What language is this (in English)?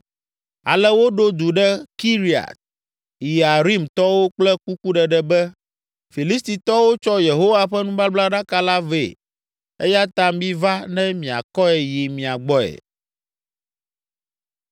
Ewe